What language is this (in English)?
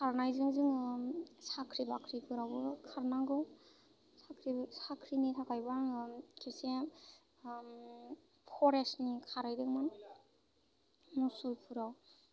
Bodo